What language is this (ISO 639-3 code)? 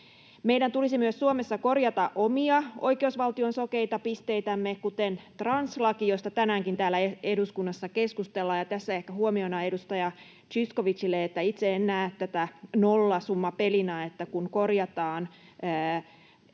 fin